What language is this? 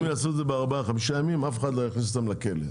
Hebrew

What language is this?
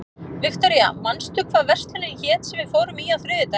Icelandic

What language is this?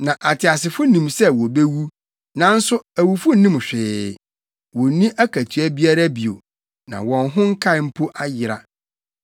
Akan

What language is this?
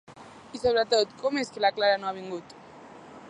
Catalan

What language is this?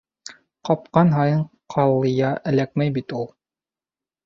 Bashkir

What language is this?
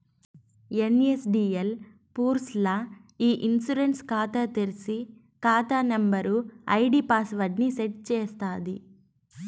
Telugu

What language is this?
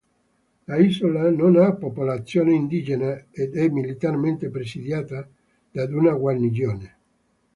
Italian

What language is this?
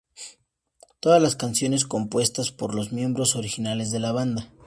Spanish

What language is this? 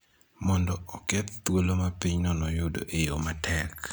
Luo (Kenya and Tanzania)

